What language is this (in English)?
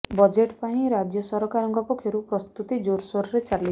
Odia